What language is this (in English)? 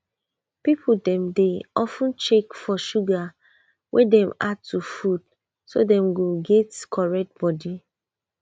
Nigerian Pidgin